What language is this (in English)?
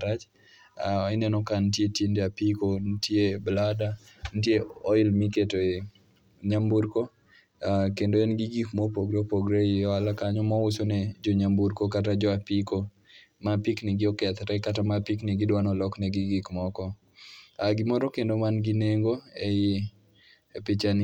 Luo (Kenya and Tanzania)